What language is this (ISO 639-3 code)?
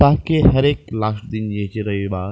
mai